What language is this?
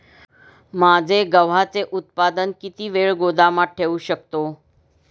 Marathi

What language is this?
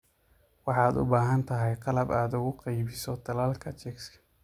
Somali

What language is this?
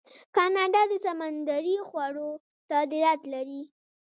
Pashto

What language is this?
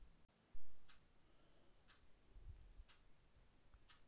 Magahi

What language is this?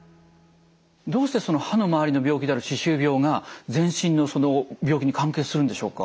Japanese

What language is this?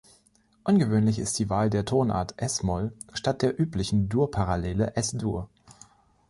German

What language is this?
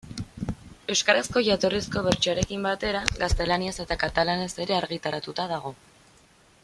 Basque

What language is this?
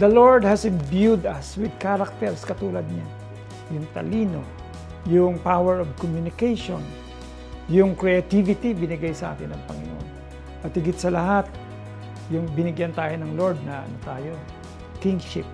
Filipino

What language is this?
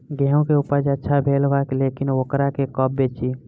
Bhojpuri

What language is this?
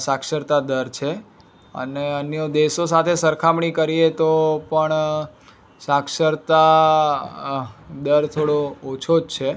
Gujarati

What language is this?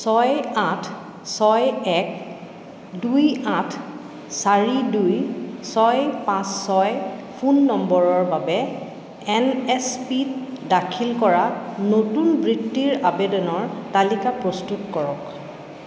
Assamese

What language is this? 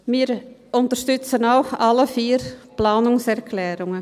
Swiss German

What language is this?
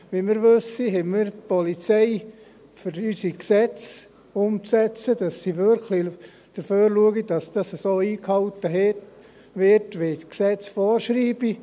Swiss German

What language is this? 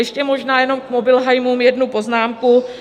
Czech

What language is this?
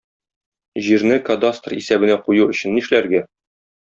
Tatar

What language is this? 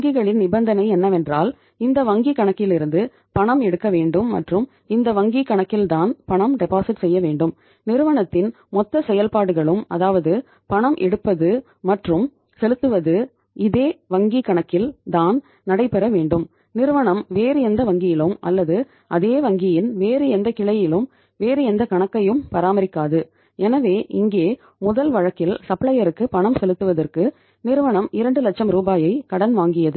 Tamil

